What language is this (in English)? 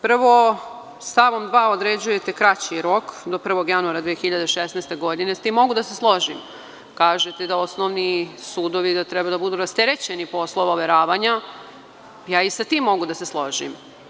Serbian